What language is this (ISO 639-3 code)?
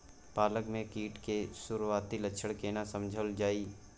mai